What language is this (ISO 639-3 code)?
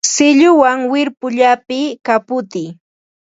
qva